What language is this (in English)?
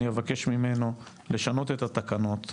Hebrew